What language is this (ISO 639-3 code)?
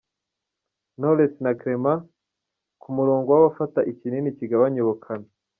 kin